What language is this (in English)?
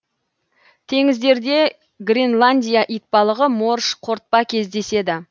Kazakh